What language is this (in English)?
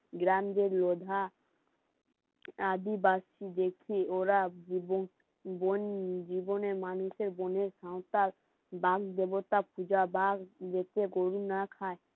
Bangla